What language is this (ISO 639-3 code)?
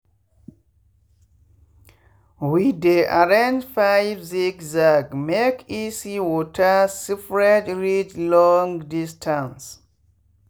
pcm